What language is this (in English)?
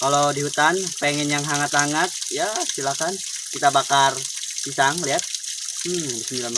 Indonesian